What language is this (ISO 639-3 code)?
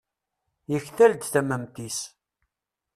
kab